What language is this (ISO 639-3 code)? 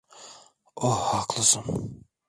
tur